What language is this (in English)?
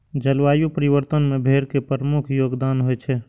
Maithili